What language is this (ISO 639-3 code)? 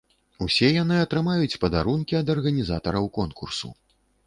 bel